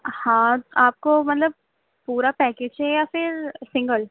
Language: Urdu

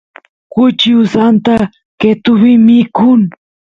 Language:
Santiago del Estero Quichua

